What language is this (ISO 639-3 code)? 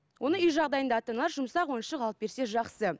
kaz